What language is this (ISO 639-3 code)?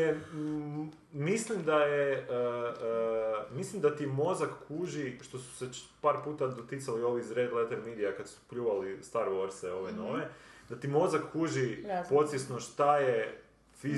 hrv